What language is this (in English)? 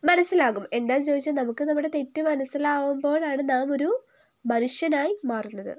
Malayalam